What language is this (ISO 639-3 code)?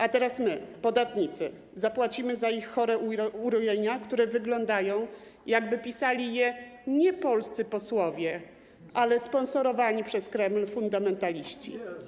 pol